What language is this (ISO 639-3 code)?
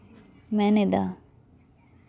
sat